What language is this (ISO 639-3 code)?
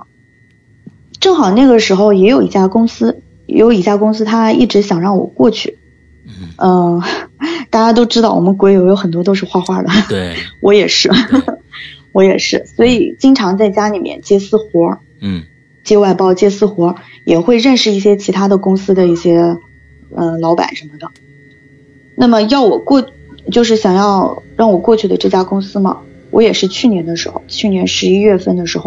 zho